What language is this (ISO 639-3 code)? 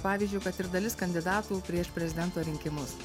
lit